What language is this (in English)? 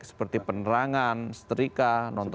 Indonesian